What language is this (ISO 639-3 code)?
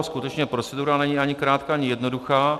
ces